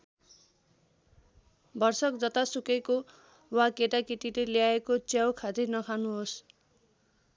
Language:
Nepali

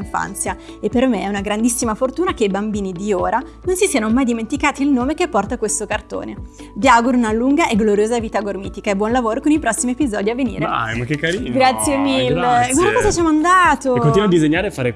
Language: Italian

